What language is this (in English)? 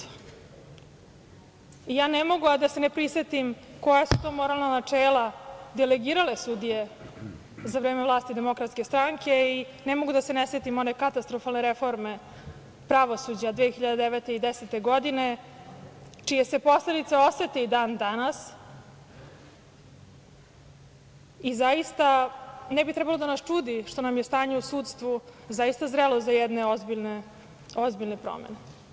Serbian